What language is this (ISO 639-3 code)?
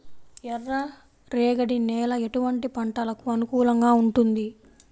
tel